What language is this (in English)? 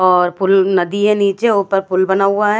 Hindi